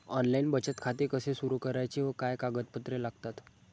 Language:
Marathi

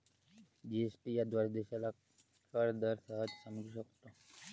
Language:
Marathi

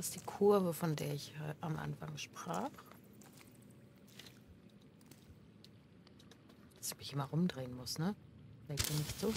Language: German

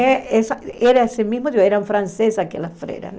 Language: Portuguese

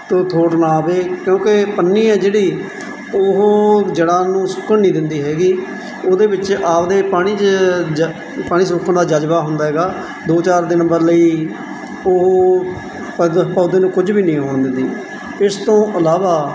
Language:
Punjabi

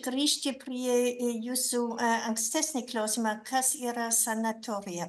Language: Lithuanian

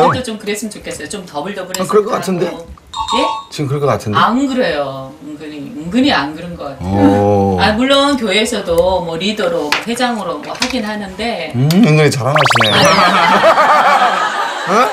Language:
Korean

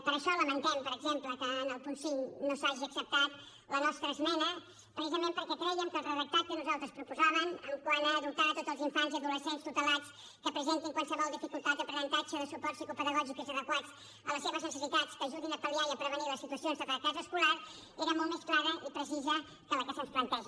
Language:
Catalan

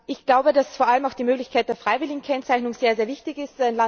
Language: German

